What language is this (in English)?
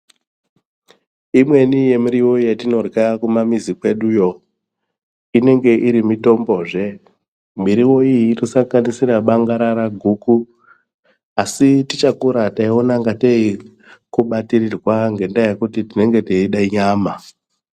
Ndau